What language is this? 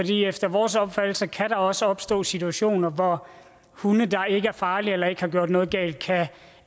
Danish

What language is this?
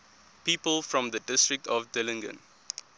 English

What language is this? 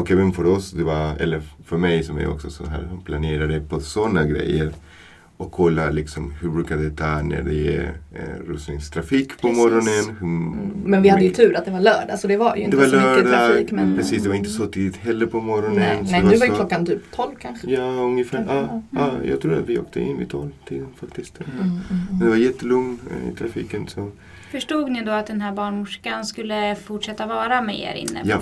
Swedish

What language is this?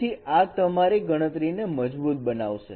Gujarati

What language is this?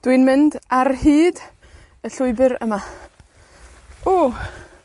Welsh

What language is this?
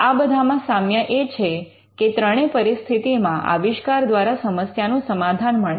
Gujarati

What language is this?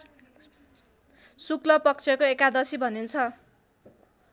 Nepali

